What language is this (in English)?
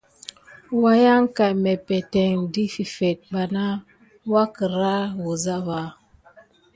Gidar